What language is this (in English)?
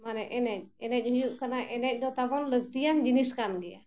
Santali